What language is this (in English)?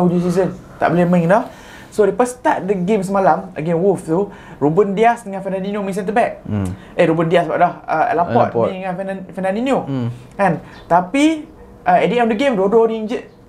Malay